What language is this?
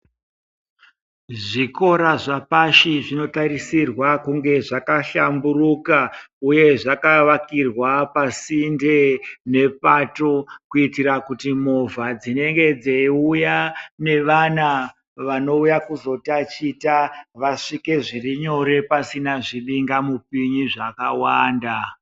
Ndau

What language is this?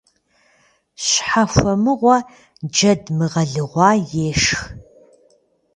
Kabardian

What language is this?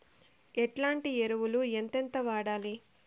Telugu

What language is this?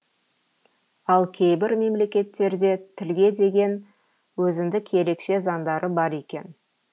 Kazakh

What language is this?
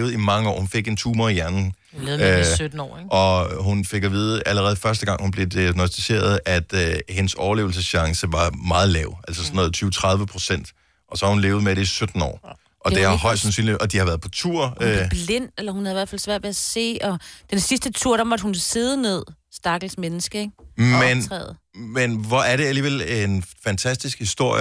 Danish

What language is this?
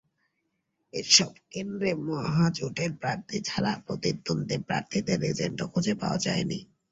Bangla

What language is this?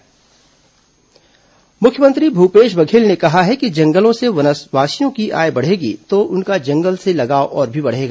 Hindi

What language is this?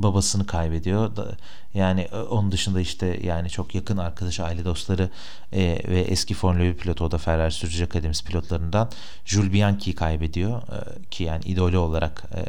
Turkish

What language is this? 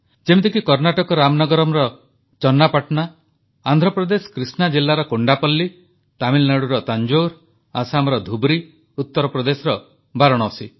Odia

